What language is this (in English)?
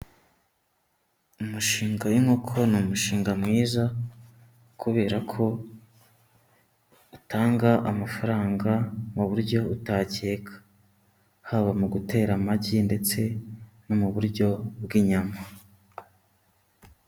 Kinyarwanda